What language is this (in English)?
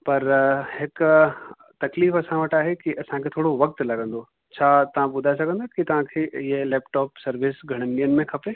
Sindhi